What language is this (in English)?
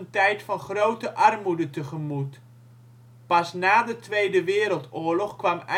Dutch